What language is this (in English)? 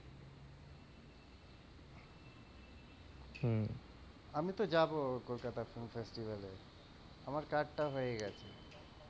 Bangla